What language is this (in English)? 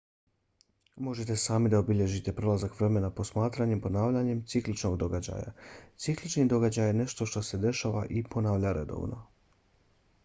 Bosnian